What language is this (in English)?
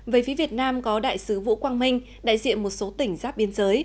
Vietnamese